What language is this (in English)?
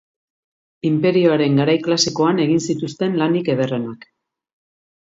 Basque